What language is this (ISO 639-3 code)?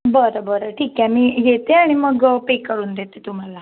mar